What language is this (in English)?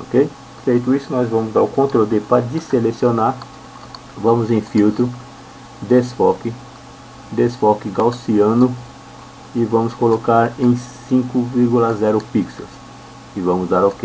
Portuguese